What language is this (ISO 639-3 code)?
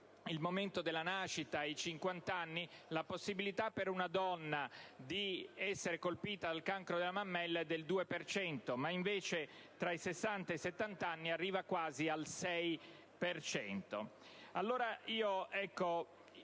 ita